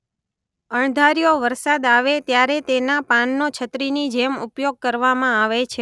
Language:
Gujarati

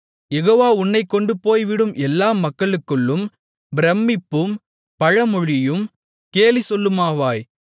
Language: Tamil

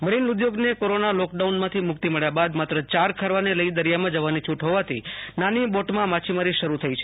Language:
Gujarati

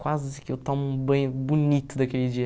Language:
Portuguese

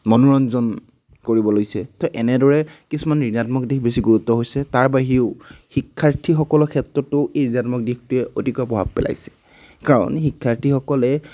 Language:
Assamese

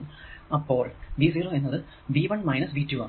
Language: Malayalam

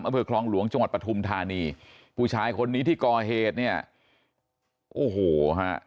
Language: Thai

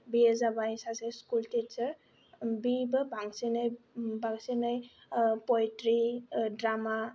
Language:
Bodo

